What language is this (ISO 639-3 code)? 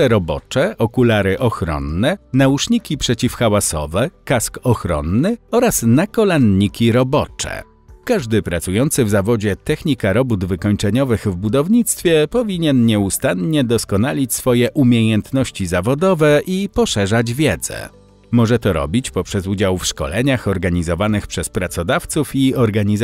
pol